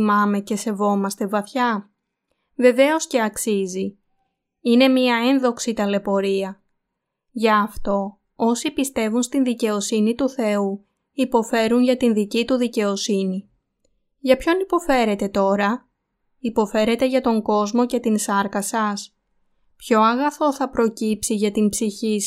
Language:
Greek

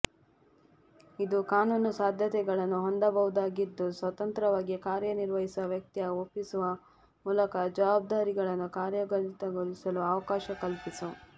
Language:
Kannada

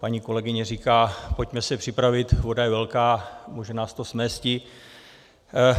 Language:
Czech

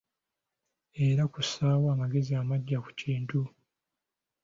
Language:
Ganda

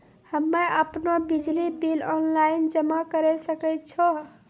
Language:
Maithili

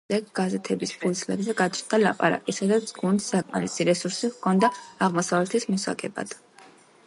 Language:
Georgian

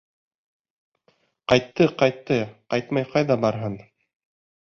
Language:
Bashkir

